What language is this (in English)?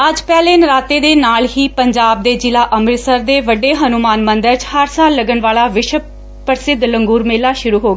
Punjabi